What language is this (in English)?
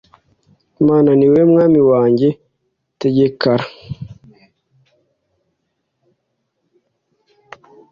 Kinyarwanda